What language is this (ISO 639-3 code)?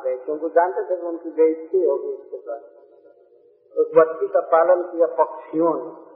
hin